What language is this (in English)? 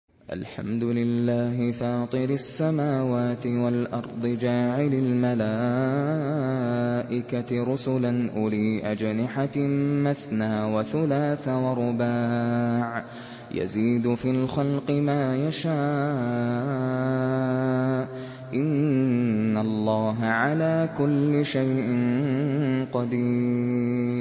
Arabic